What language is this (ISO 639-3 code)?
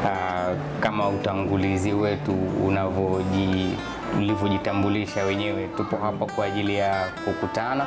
swa